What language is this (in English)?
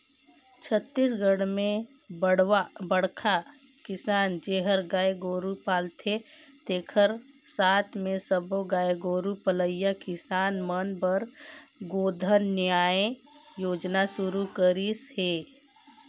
Chhattisgarhi